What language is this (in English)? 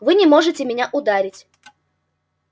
Russian